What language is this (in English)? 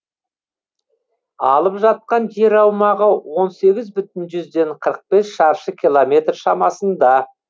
Kazakh